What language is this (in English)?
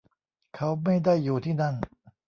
Thai